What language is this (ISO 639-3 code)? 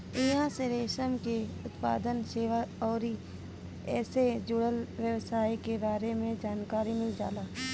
bho